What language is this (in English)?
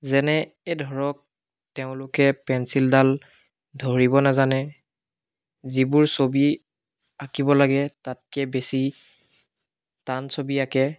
Assamese